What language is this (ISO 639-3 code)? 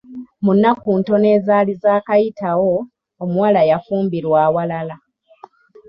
lug